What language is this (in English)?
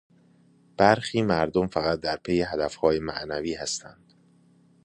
Persian